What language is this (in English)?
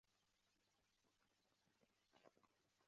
Swahili